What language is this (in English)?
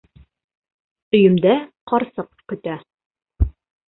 Bashkir